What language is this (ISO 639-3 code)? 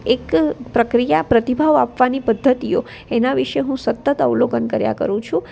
guj